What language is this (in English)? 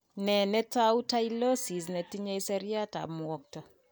Kalenjin